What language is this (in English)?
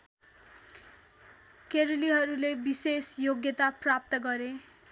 Nepali